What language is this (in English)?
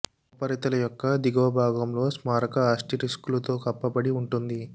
Telugu